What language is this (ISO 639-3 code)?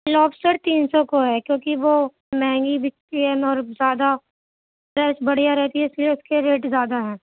urd